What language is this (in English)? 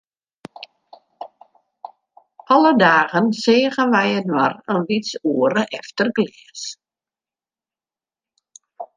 Western Frisian